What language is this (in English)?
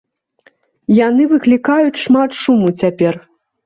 Belarusian